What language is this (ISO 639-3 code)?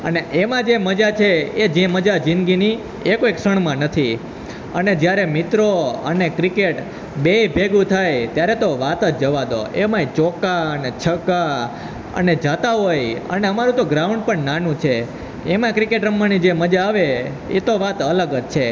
guj